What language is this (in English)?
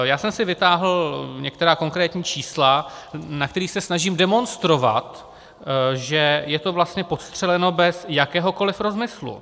Czech